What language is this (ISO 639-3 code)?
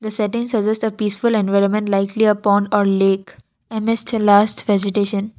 eng